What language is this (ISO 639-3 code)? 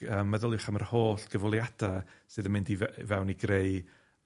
cym